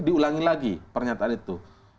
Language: Indonesian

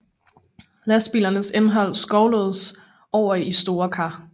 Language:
Danish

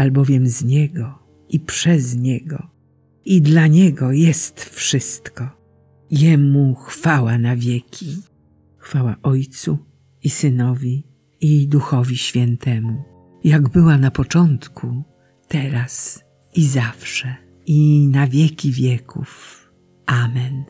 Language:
Polish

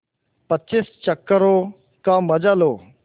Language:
Hindi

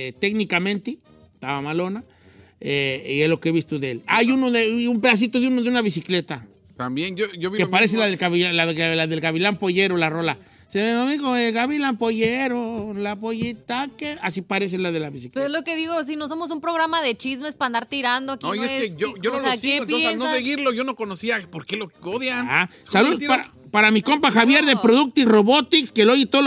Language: Spanish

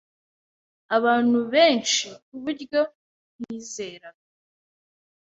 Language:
Kinyarwanda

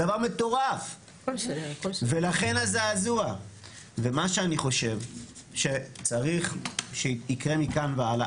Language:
Hebrew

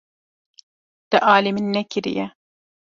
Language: Kurdish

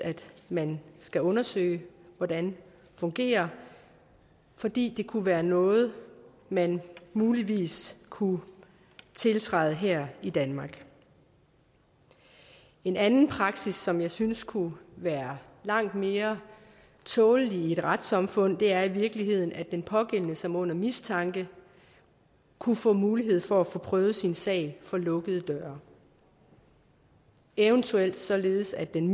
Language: Danish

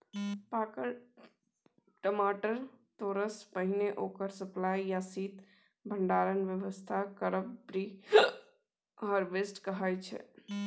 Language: Maithili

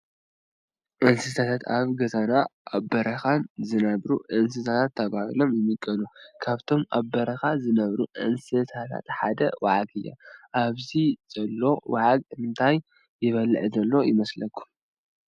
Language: Tigrinya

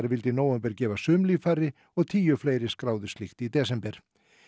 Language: Icelandic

